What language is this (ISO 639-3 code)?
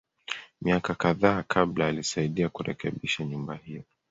swa